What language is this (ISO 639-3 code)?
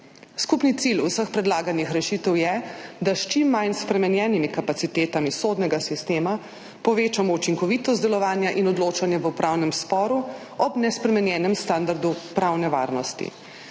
slv